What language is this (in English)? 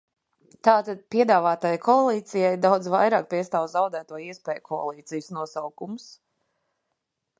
Latvian